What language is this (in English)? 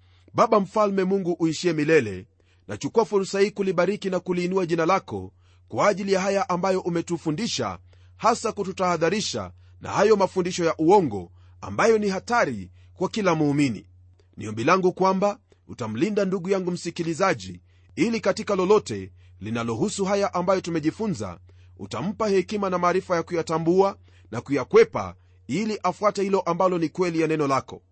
Swahili